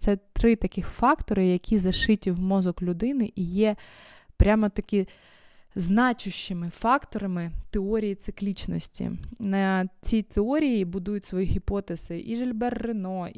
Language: Ukrainian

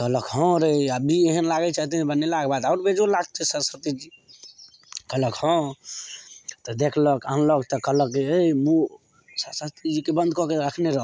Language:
Maithili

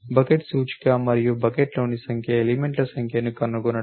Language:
Telugu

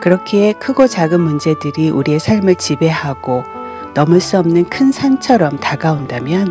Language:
Korean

